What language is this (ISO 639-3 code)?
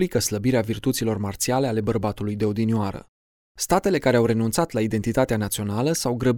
ron